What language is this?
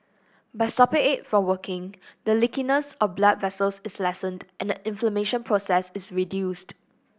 English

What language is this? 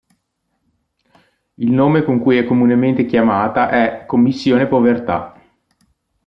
Italian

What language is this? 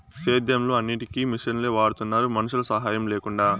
Telugu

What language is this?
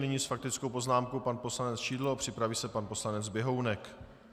Czech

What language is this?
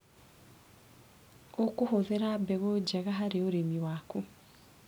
Kikuyu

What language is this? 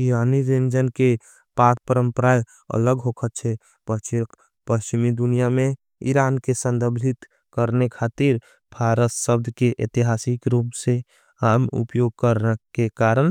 Angika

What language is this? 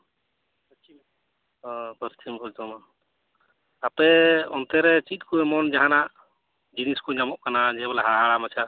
Santali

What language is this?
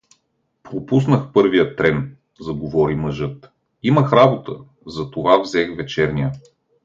Bulgarian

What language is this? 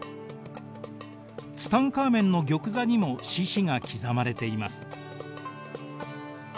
Japanese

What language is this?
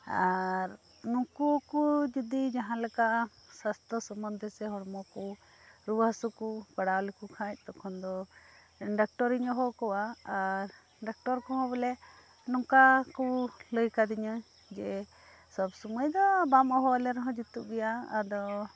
Santali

